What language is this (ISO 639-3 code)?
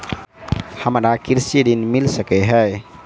mai